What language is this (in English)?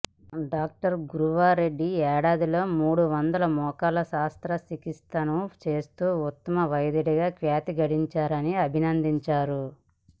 Telugu